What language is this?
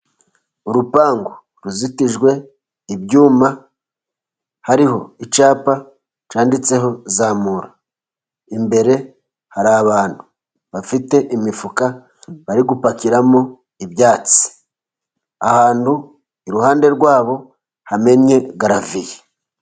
Kinyarwanda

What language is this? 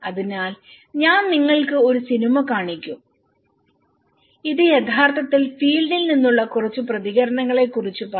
Malayalam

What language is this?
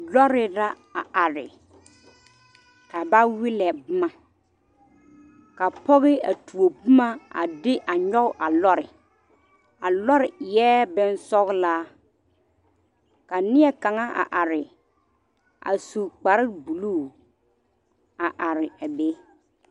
Southern Dagaare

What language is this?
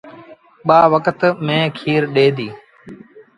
Sindhi Bhil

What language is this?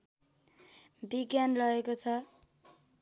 Nepali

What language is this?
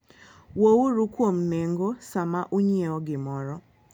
Luo (Kenya and Tanzania)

